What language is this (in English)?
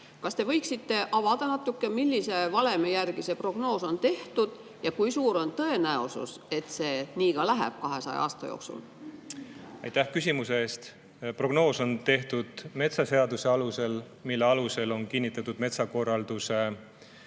Estonian